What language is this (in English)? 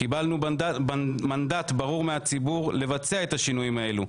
Hebrew